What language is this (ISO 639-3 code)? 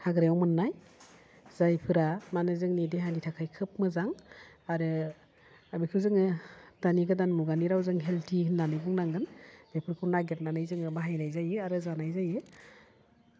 brx